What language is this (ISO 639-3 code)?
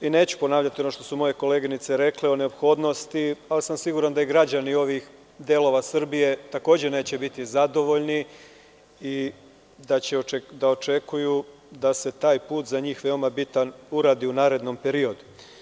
srp